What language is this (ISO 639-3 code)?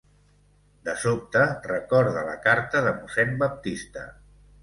cat